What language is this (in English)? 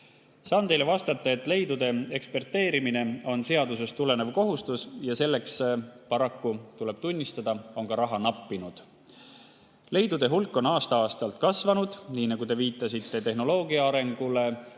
Estonian